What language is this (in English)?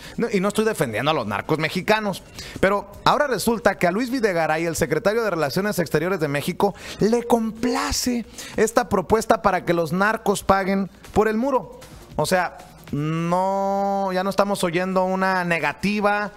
Spanish